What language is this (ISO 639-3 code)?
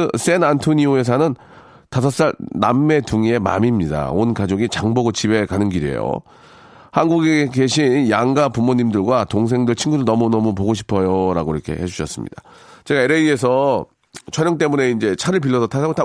kor